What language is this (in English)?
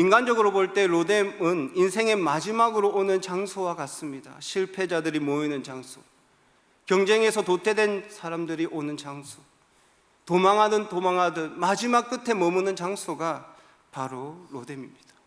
Korean